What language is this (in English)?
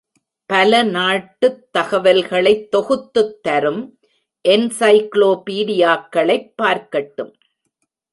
Tamil